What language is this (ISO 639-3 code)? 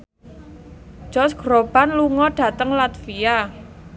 jav